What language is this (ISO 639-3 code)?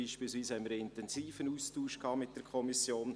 gsw